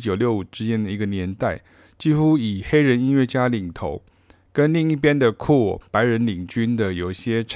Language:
Chinese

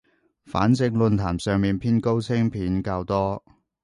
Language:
Cantonese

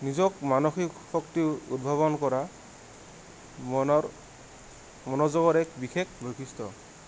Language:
Assamese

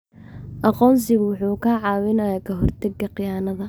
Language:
Somali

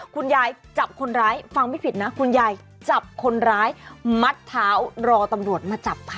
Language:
Thai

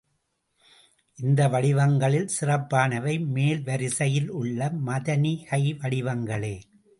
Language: Tamil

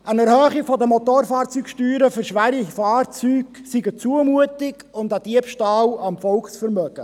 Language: Swiss German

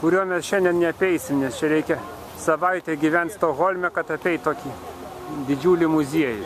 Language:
Lithuanian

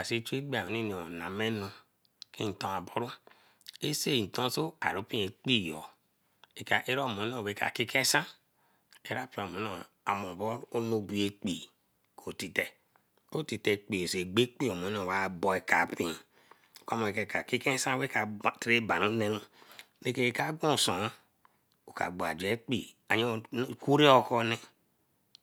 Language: Eleme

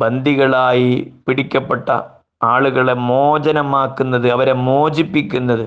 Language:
Malayalam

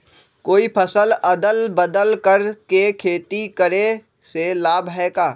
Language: Magahi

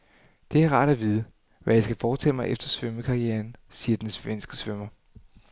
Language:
Danish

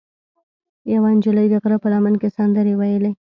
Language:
Pashto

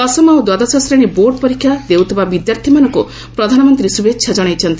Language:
Odia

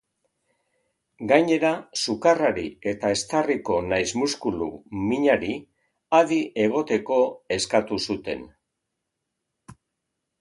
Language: Basque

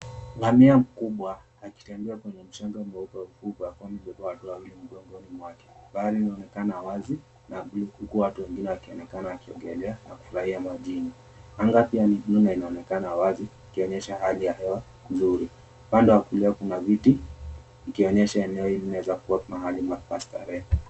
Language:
Swahili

